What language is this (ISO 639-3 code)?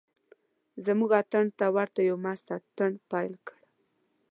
pus